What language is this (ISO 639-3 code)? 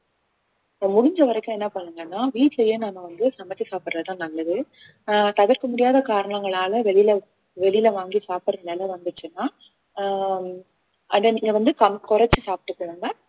tam